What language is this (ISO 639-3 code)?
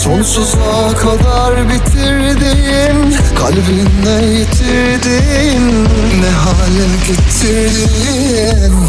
tur